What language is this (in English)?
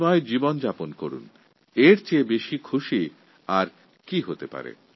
Bangla